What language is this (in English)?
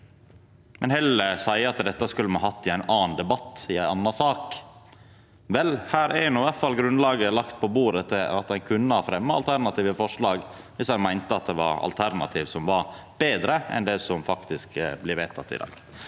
Norwegian